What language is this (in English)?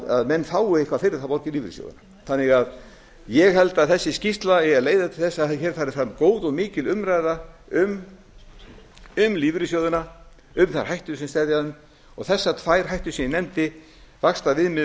Icelandic